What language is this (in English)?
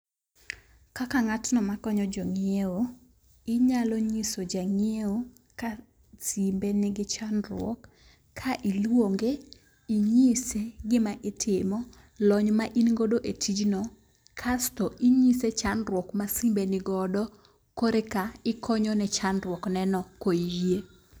Luo (Kenya and Tanzania)